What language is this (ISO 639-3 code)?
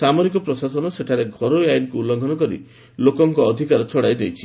ori